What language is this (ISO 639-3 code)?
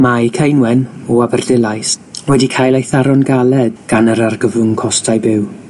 cym